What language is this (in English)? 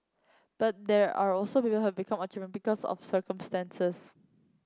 English